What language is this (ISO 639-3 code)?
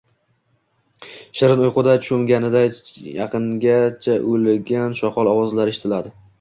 uzb